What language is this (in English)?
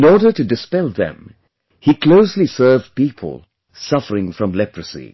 English